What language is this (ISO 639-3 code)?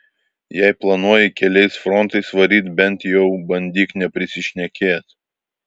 lit